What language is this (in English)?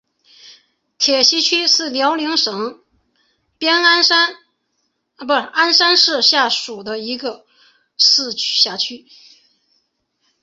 Chinese